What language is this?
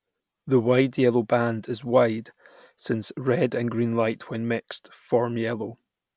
English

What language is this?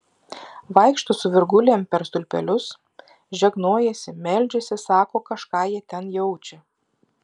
Lithuanian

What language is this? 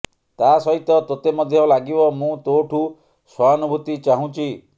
Odia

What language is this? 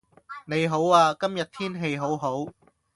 Cantonese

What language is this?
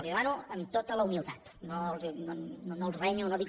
Catalan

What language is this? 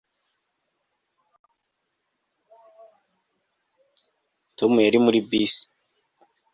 Kinyarwanda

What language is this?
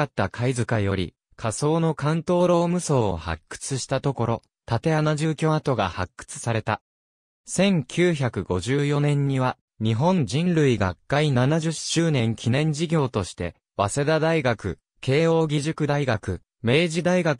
Japanese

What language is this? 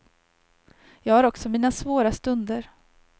Swedish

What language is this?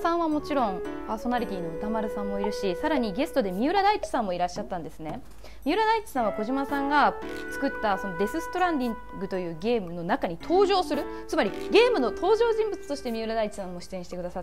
Japanese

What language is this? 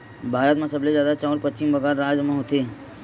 Chhattisgarhi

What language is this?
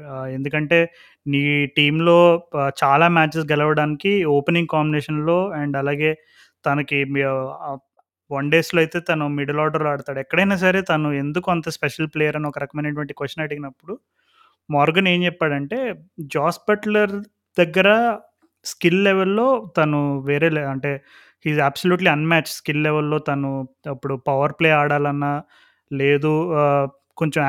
Telugu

